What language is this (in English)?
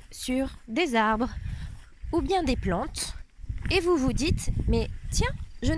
French